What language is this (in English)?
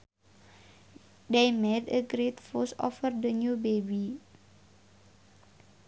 Sundanese